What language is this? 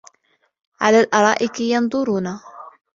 Arabic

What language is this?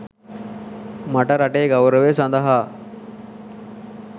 Sinhala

